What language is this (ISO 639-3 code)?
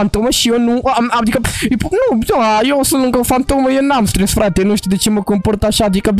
ron